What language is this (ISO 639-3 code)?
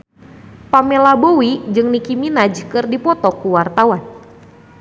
sun